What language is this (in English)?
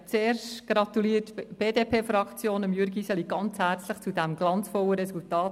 Swiss German